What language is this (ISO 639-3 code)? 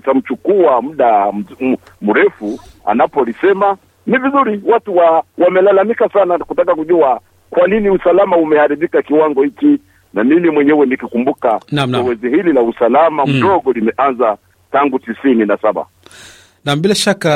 swa